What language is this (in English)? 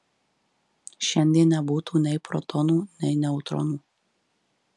Lithuanian